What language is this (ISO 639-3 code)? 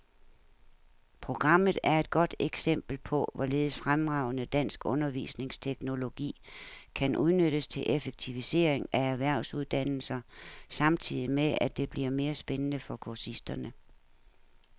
dan